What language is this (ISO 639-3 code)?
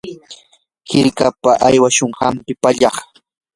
qur